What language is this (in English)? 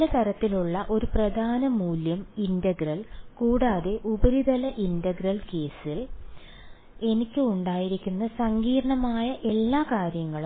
Malayalam